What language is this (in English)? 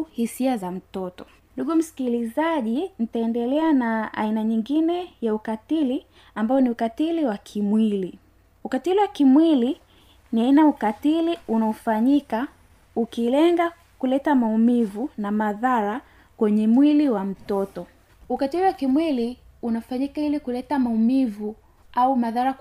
Swahili